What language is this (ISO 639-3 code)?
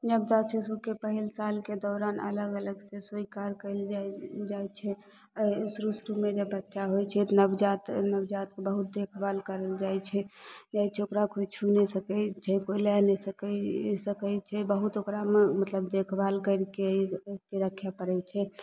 mai